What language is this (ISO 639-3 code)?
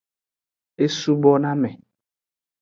ajg